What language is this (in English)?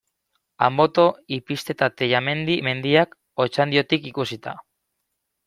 Basque